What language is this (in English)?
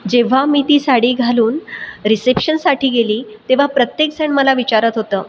Marathi